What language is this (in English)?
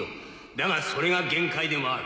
Japanese